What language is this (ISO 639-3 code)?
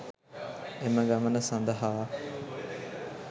sin